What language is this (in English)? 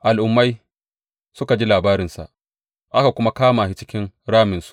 Hausa